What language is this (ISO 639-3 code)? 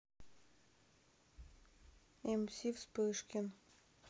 rus